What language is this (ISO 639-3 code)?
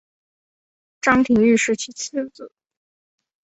zho